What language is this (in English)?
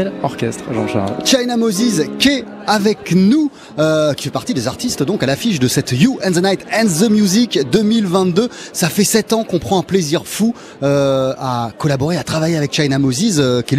French